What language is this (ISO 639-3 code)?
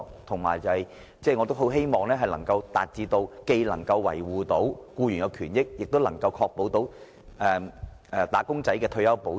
yue